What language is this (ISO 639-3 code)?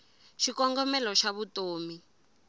tso